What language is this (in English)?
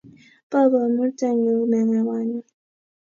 Kalenjin